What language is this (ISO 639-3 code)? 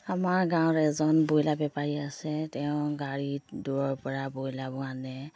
asm